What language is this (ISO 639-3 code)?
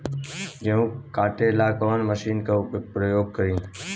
bho